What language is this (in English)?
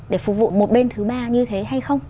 Vietnamese